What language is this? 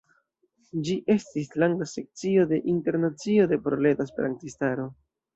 Esperanto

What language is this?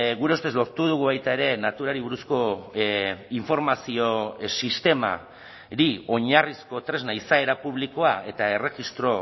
Basque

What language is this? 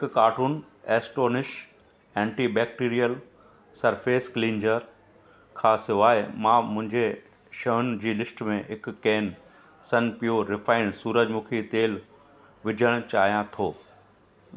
Sindhi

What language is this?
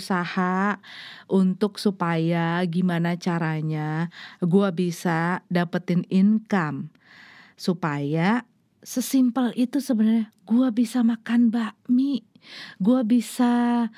Indonesian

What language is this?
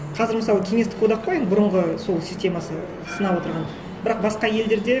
Kazakh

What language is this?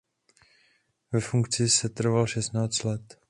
Czech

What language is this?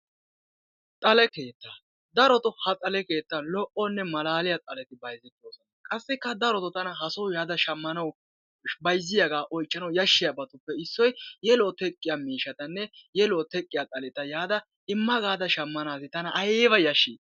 Wolaytta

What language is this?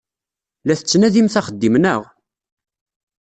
Kabyle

